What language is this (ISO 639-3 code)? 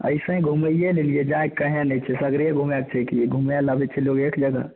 mai